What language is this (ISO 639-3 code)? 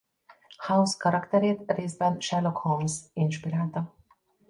hun